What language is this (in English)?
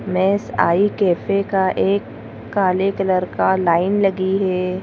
Hindi